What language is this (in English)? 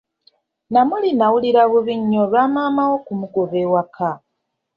Ganda